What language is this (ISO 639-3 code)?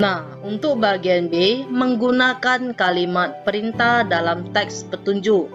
ind